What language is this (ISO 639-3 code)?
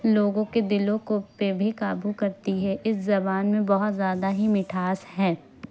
urd